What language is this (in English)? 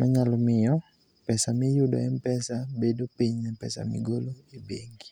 Luo (Kenya and Tanzania)